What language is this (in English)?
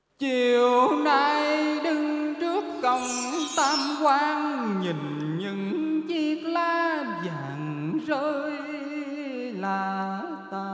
Vietnamese